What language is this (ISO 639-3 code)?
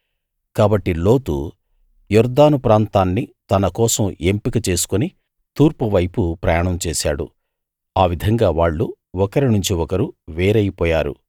tel